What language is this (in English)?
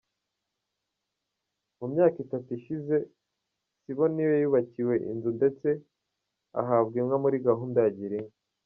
Kinyarwanda